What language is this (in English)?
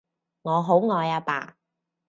Cantonese